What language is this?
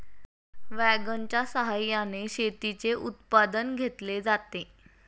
Marathi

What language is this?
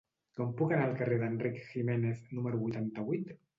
Catalan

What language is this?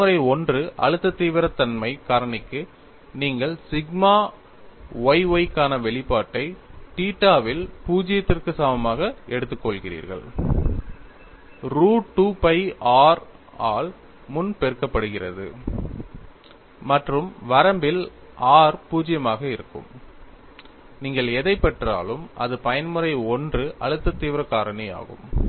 Tamil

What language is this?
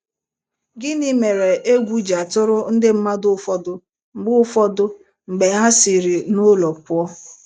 Igbo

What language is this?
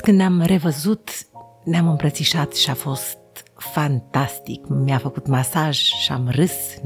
Romanian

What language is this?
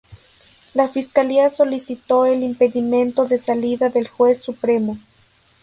Spanish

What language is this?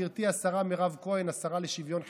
Hebrew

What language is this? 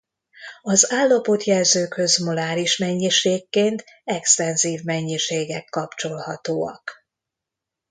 Hungarian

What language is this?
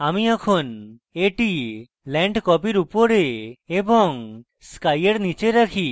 Bangla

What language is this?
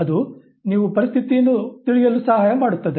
Kannada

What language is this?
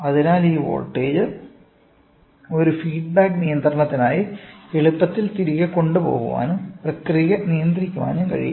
Malayalam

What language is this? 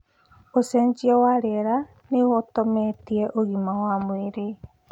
Kikuyu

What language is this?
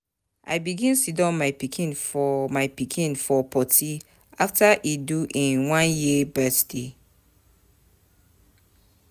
Nigerian Pidgin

